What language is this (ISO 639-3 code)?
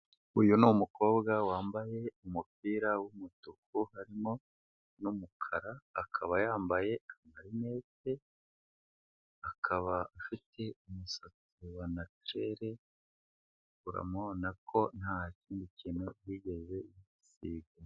kin